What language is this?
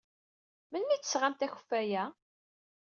Kabyle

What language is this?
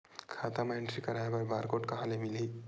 Chhattisgarhi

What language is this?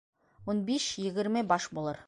Bashkir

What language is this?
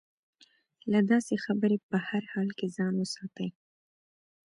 Pashto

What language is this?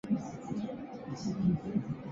Chinese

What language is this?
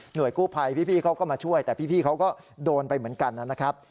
Thai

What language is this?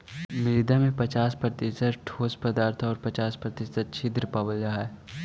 Magahi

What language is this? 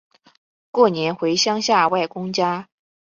Chinese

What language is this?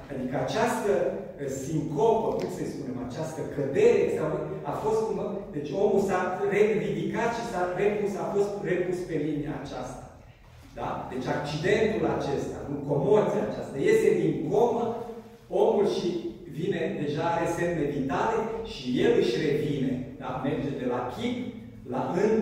Romanian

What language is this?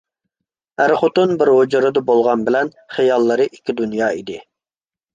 Uyghur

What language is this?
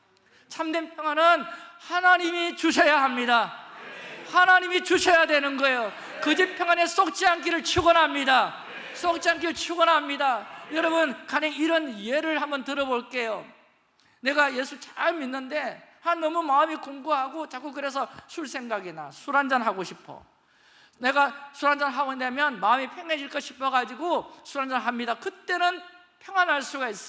Korean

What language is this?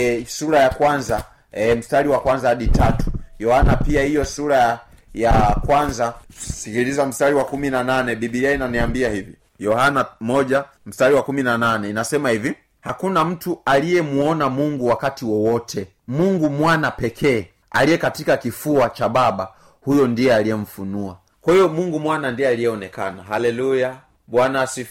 Swahili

